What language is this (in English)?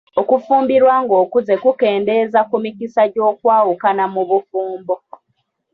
Ganda